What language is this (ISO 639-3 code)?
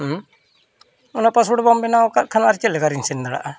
sat